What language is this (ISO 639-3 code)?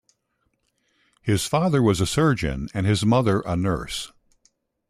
eng